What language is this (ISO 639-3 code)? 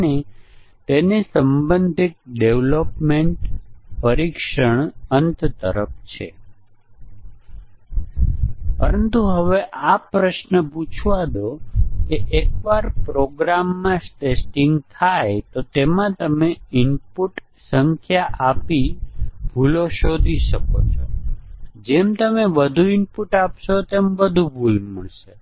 guj